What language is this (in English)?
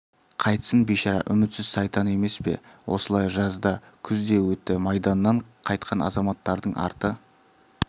Kazakh